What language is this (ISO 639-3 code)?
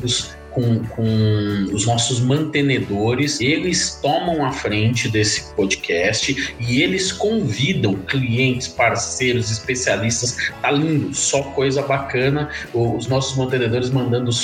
por